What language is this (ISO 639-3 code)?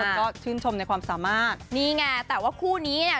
tha